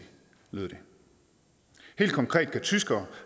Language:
Danish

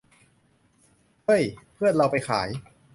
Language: Thai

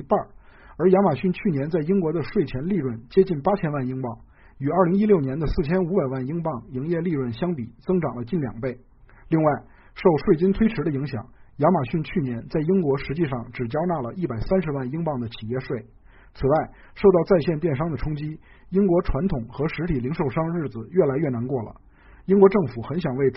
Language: Chinese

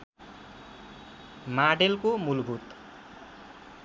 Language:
Nepali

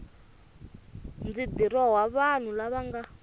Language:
Tsonga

